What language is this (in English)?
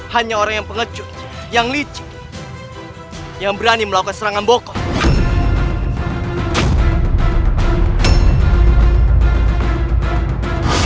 Indonesian